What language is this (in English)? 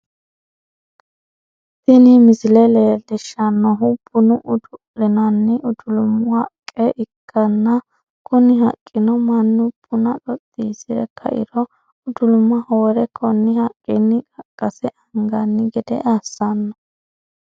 Sidamo